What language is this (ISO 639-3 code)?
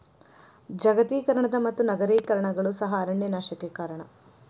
kan